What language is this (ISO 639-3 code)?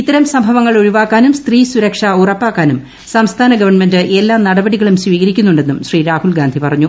mal